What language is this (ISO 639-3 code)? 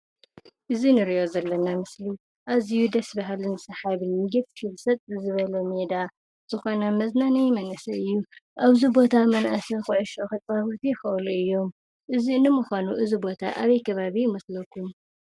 tir